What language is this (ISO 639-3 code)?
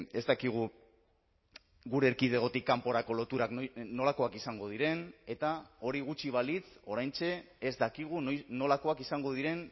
eus